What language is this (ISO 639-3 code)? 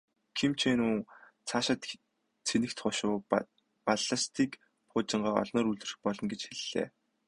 mon